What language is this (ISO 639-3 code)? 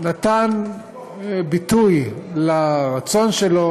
heb